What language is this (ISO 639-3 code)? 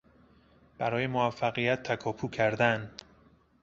fas